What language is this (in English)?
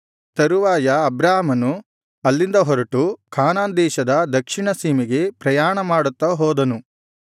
Kannada